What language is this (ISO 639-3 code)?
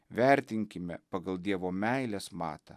lit